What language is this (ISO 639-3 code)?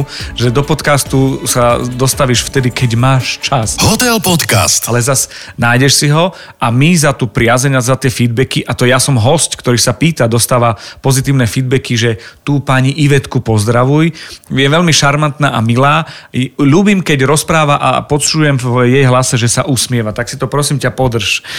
slk